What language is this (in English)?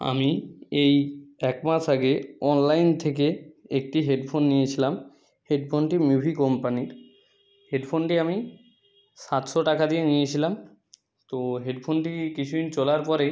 Bangla